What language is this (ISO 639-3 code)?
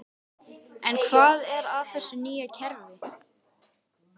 isl